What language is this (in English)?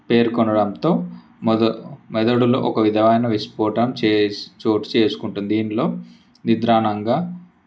Telugu